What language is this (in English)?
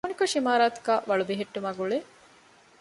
Divehi